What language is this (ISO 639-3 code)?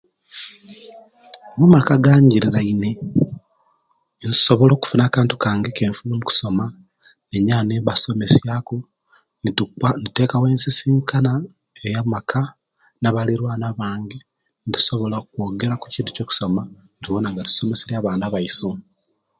lke